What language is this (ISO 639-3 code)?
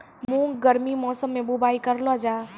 mai